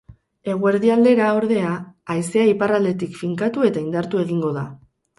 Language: Basque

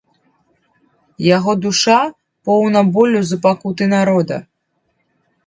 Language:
Belarusian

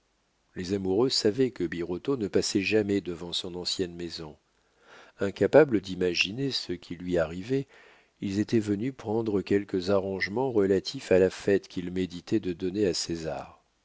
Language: French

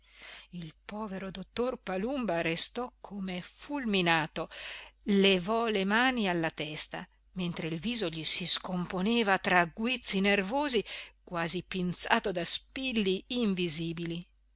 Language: Italian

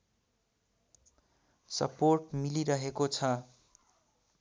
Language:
Nepali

